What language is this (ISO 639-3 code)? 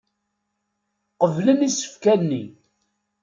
kab